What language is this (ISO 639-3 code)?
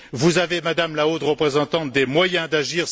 fra